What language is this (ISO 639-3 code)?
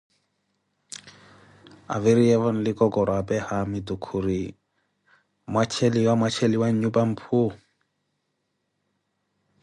eko